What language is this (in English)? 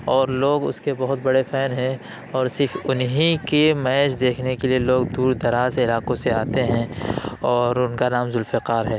Urdu